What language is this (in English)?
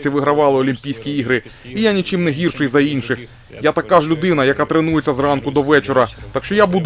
Ukrainian